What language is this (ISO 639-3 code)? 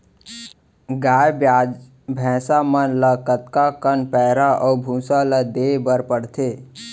hne